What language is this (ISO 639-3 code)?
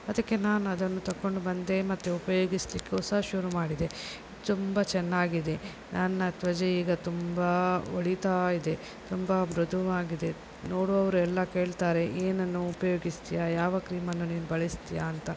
kan